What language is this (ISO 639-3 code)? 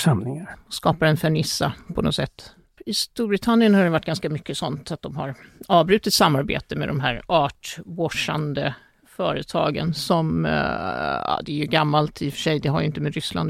swe